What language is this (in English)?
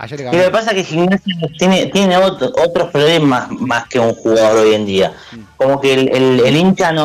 Spanish